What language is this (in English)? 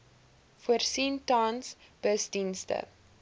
Afrikaans